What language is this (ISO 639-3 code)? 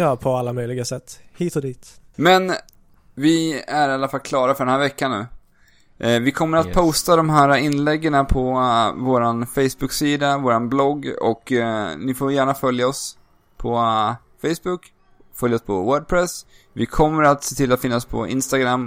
swe